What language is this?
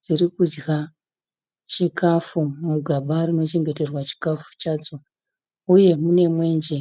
Shona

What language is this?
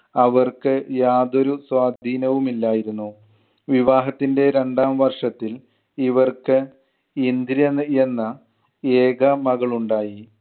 Malayalam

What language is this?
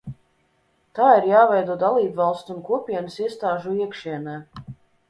Latvian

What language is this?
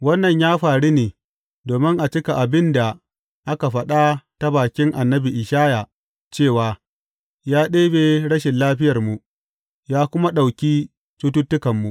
Hausa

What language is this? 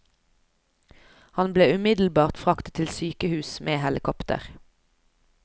Norwegian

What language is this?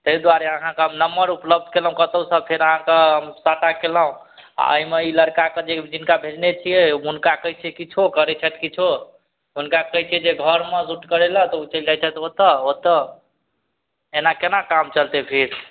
Maithili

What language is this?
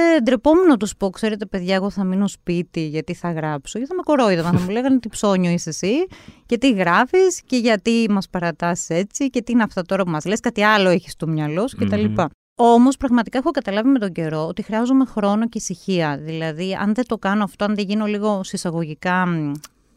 Greek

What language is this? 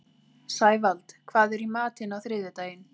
Icelandic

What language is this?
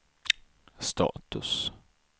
Swedish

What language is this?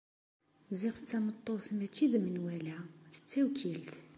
Kabyle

